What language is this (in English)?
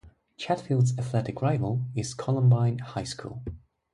English